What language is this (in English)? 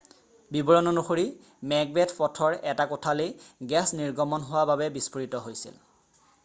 Assamese